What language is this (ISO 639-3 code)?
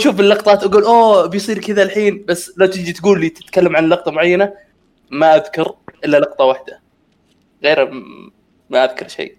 ara